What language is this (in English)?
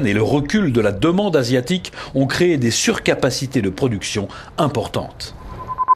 French